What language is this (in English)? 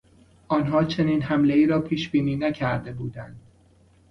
Persian